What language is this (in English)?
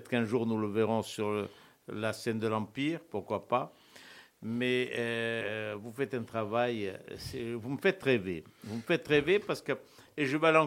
French